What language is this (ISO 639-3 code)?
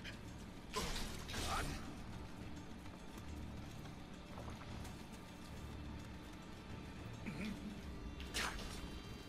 pol